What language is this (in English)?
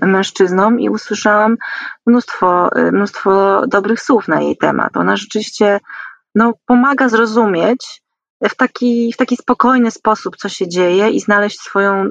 Polish